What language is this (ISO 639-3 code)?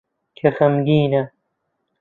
ckb